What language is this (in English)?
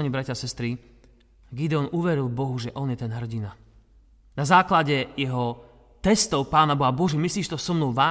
Slovak